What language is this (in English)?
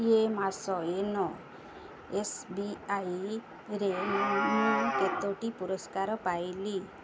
Odia